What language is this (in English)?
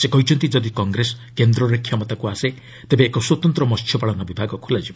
Odia